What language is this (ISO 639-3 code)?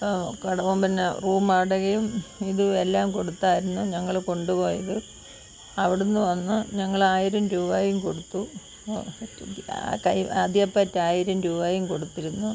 mal